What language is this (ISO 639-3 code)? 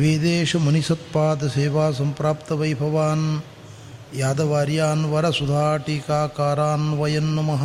kan